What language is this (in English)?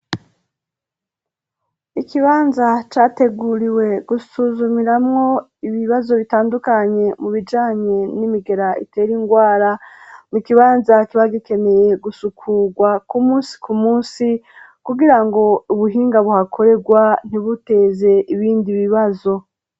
Rundi